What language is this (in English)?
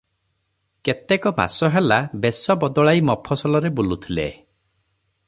Odia